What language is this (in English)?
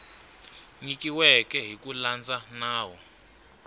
Tsonga